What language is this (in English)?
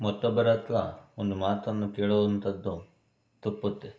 Kannada